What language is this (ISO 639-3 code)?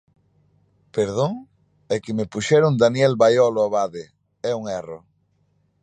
glg